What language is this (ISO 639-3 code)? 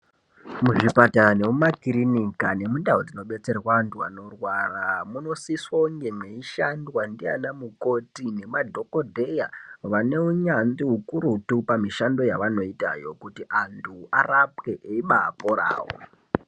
ndc